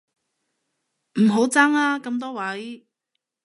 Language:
Cantonese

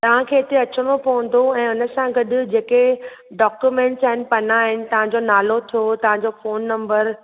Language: Sindhi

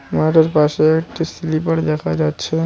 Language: Bangla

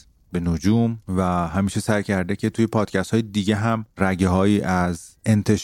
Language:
Persian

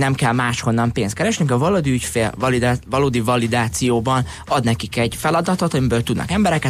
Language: Hungarian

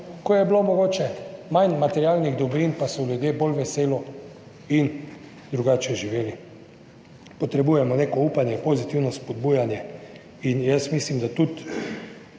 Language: Slovenian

